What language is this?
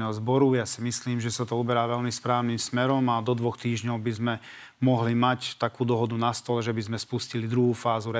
Slovak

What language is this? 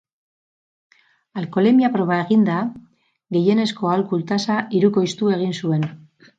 Basque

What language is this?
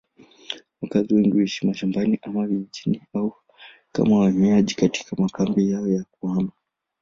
Swahili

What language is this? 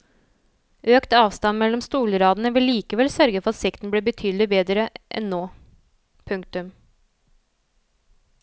Norwegian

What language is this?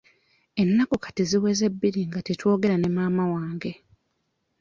Ganda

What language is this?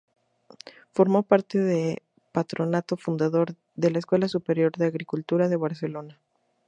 Spanish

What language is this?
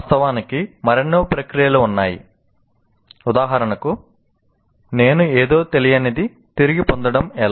Telugu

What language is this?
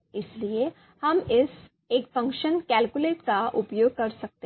Hindi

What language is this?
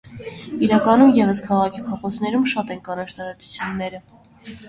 Armenian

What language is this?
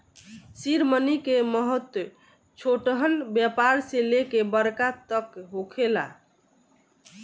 Bhojpuri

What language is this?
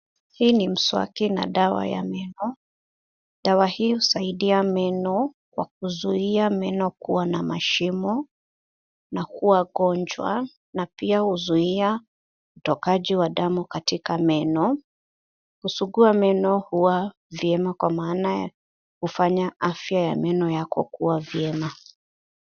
Swahili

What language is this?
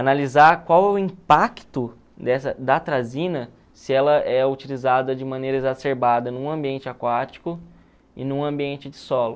Portuguese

